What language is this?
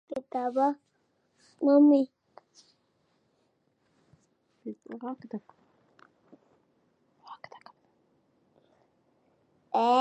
Divehi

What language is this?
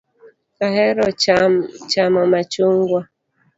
Luo (Kenya and Tanzania)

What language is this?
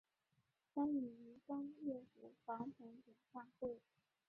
Chinese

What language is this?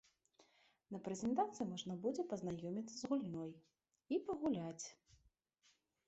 Belarusian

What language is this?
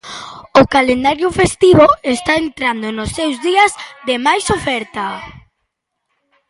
Galician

